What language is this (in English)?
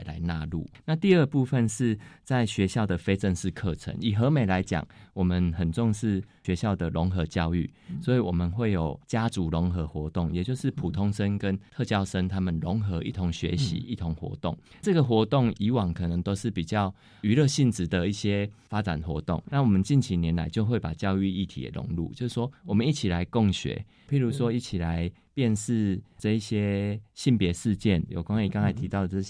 Chinese